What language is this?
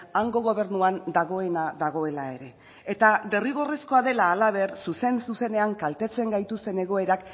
Basque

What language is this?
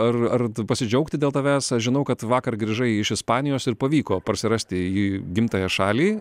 Lithuanian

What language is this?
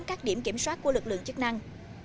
Vietnamese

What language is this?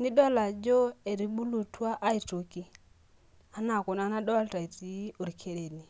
Masai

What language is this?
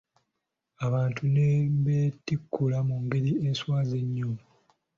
Ganda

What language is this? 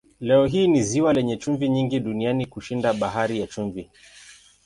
Swahili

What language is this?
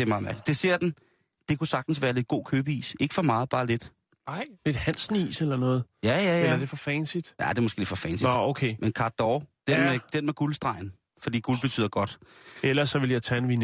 Danish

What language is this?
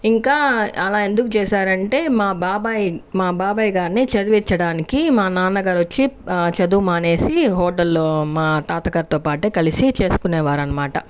Telugu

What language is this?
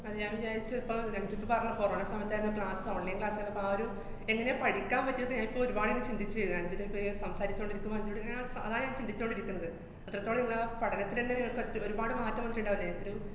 Malayalam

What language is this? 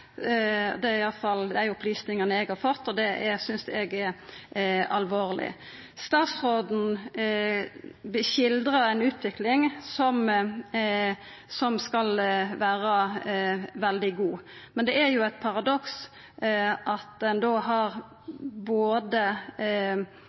Norwegian Nynorsk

